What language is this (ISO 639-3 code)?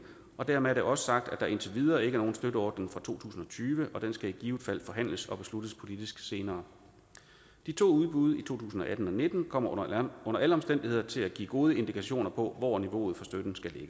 dan